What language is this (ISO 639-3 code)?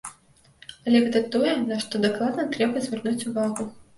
bel